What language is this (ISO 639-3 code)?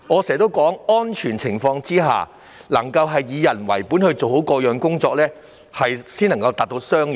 yue